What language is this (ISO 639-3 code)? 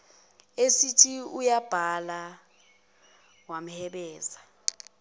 zul